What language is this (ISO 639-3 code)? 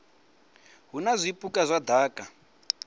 ven